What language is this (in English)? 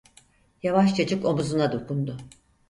Turkish